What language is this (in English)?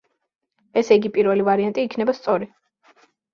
Georgian